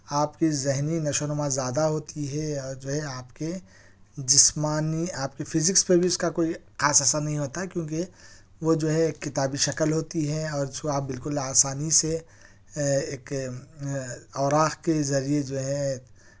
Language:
Urdu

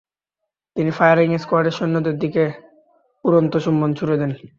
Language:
Bangla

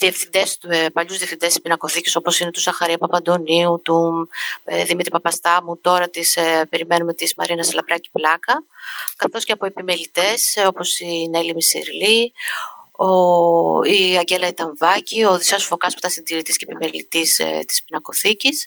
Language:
Greek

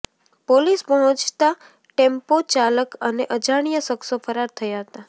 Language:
Gujarati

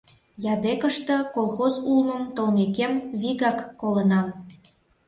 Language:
Mari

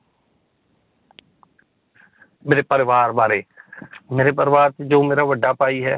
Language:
Punjabi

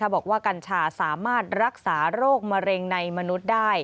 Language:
Thai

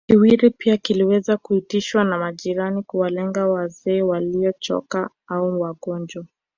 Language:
Swahili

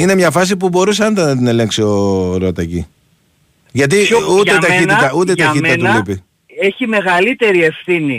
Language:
Greek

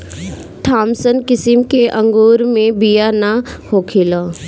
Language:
Bhojpuri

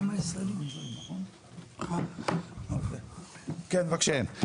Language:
Hebrew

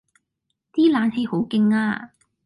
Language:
Cantonese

